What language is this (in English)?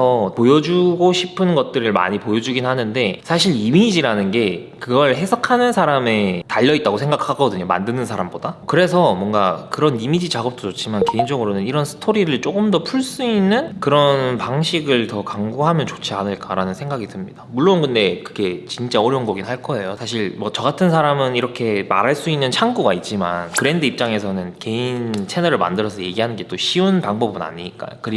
Korean